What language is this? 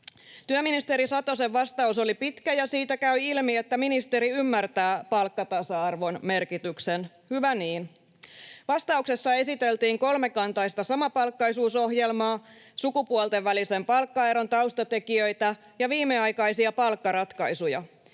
Finnish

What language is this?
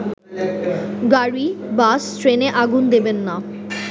Bangla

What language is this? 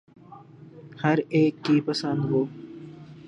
Urdu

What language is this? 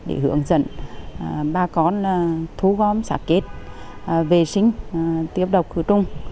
Vietnamese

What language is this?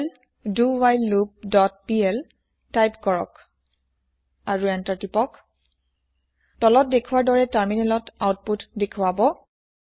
Assamese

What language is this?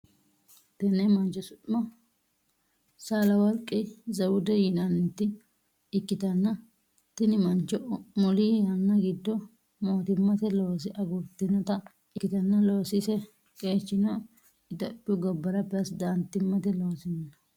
Sidamo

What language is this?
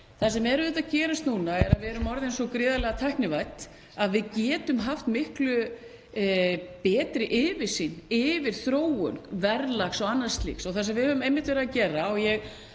Icelandic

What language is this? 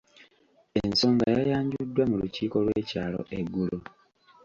Ganda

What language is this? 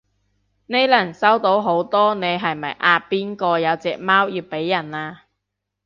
Cantonese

